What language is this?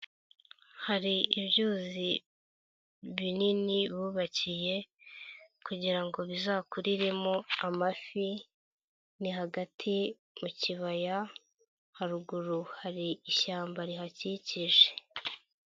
Kinyarwanda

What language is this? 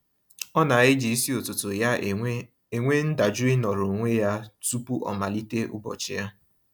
Igbo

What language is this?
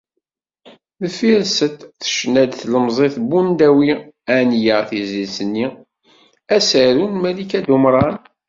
Kabyle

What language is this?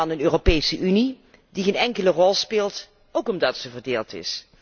Dutch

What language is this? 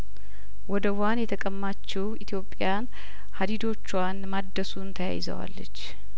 Amharic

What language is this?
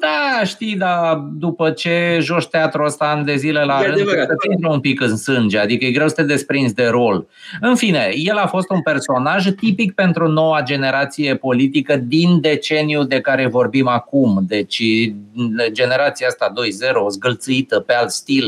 Romanian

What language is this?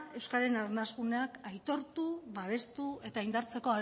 Basque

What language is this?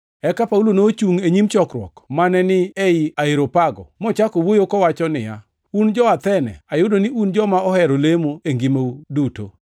Luo (Kenya and Tanzania)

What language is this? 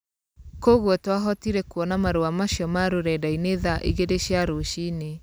Kikuyu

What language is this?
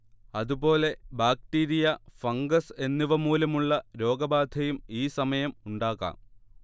Malayalam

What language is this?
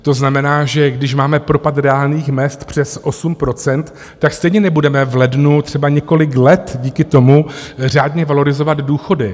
Czech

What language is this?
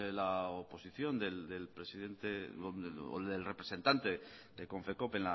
Spanish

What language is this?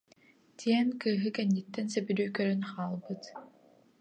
Yakut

